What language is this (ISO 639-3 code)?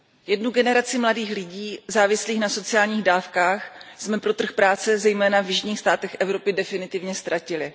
ces